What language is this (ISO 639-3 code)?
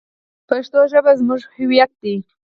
pus